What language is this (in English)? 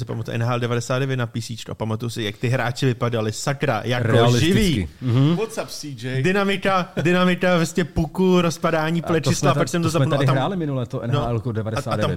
Czech